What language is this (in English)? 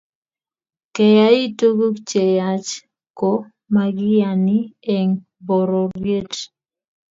Kalenjin